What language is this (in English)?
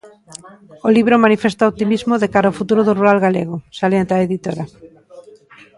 Galician